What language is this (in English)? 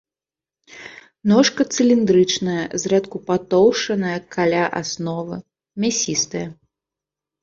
Belarusian